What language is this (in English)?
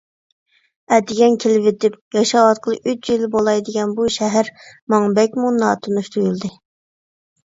Uyghur